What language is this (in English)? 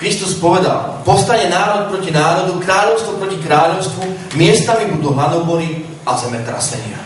Slovak